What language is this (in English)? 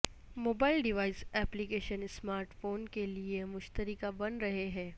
Urdu